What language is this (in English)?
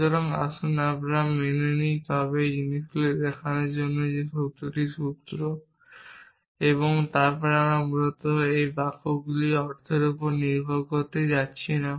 Bangla